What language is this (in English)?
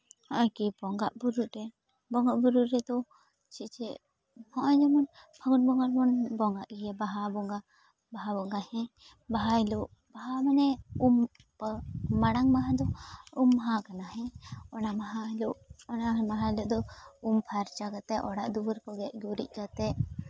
Santali